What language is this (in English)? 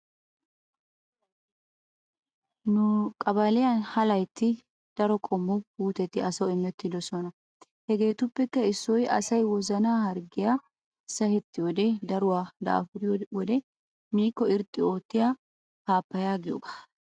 Wolaytta